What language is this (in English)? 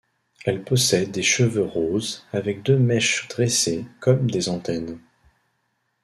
French